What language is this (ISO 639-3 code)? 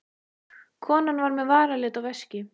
isl